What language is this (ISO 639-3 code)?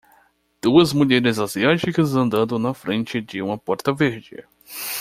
por